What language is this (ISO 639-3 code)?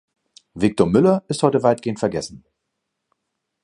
deu